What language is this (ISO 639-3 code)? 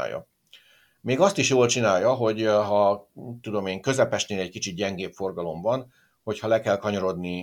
hun